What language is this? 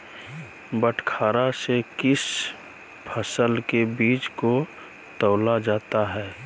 Magahi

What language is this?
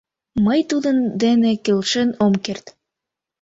Mari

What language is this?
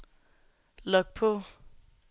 Danish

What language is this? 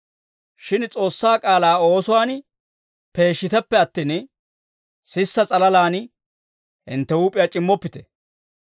Dawro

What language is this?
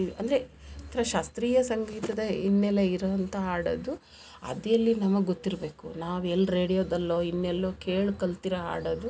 Kannada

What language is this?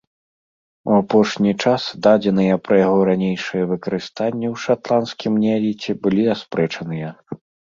Belarusian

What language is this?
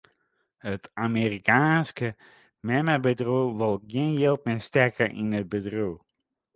Western Frisian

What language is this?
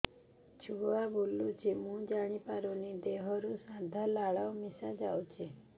Odia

